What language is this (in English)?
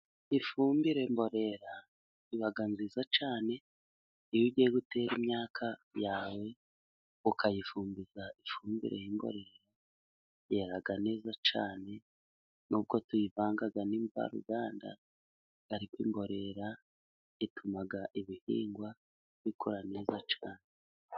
Kinyarwanda